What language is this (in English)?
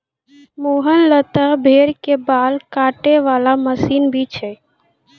Maithili